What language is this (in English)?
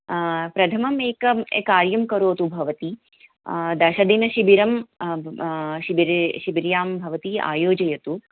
Sanskrit